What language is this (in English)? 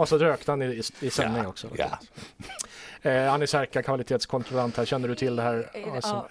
Swedish